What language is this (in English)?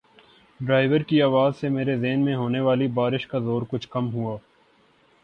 Urdu